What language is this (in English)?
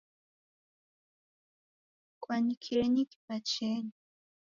Taita